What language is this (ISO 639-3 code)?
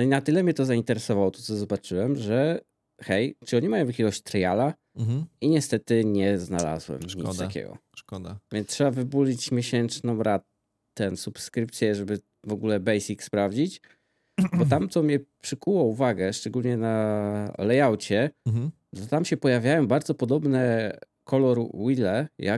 pol